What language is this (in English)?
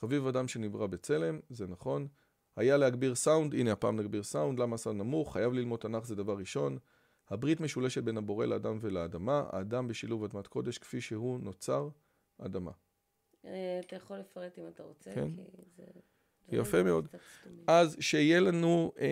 Hebrew